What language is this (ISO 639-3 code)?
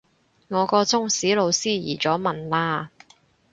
yue